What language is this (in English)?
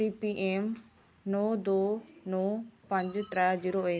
Dogri